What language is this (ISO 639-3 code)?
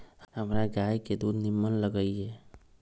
mag